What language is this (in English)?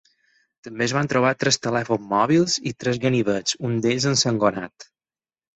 Catalan